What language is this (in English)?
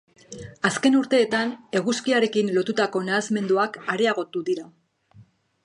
Basque